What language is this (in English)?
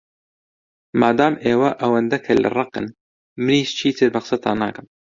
Central Kurdish